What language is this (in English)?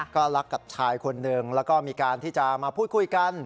Thai